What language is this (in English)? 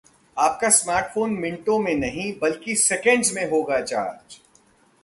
Hindi